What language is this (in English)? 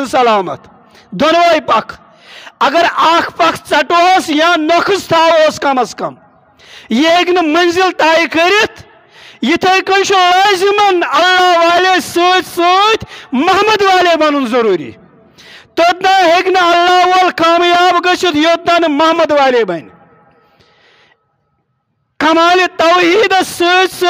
Turkish